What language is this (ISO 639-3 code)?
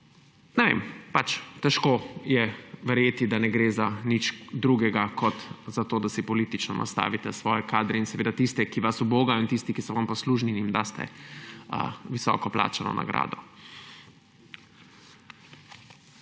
slv